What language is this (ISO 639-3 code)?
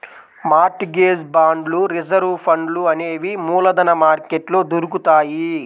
tel